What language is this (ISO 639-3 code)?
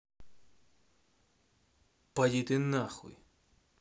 rus